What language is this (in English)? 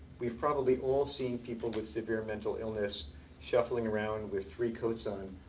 English